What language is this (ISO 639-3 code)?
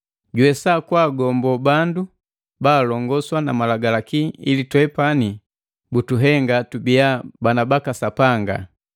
mgv